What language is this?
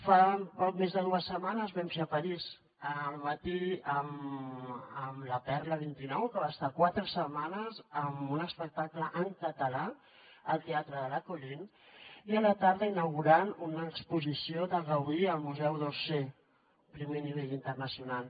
Catalan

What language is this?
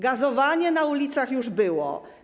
Polish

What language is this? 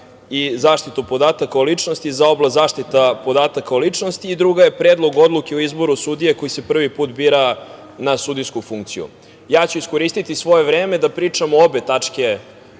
Serbian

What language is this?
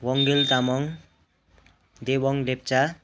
Nepali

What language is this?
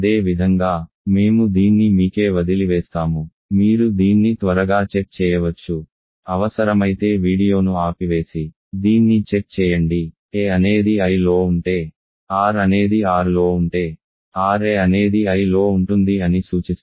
Telugu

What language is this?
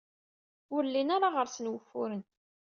Kabyle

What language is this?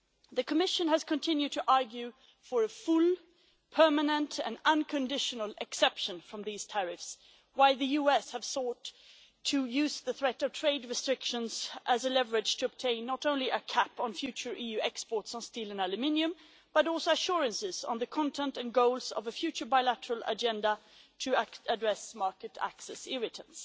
English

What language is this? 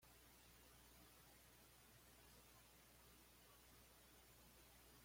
Spanish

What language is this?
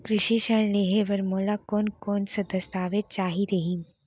Chhattisgarhi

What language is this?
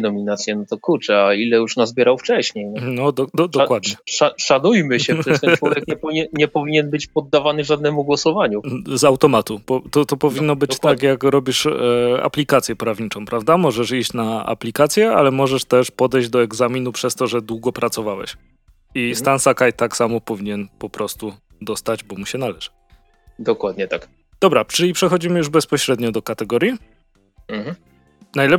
Polish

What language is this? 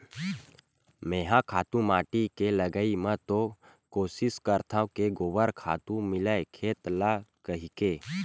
Chhattisgarhi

